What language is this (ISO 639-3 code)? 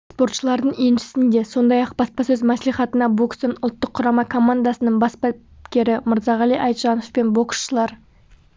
kaz